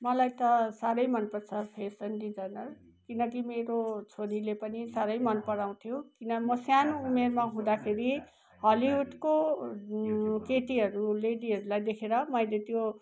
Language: Nepali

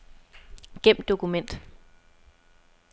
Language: Danish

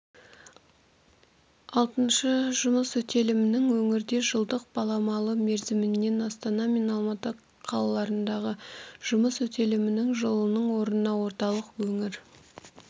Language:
Kazakh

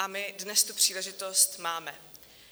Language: Czech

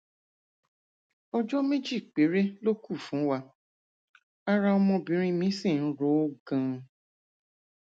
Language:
Yoruba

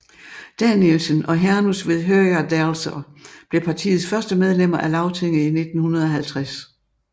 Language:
Danish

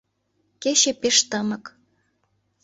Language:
Mari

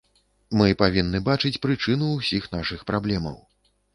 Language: Belarusian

